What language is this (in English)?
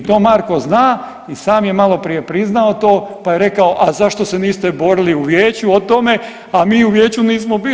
Croatian